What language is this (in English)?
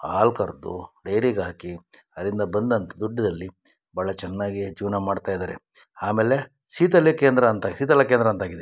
Kannada